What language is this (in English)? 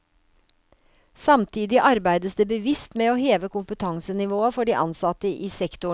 Norwegian